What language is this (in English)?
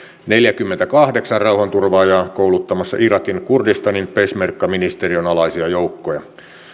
Finnish